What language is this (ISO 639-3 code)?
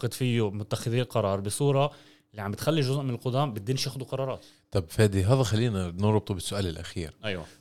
ara